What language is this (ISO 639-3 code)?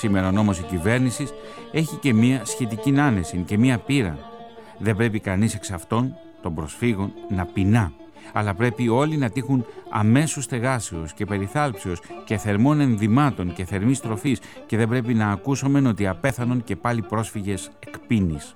ell